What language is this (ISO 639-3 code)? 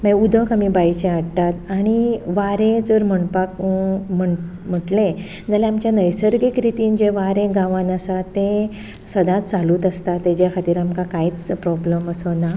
kok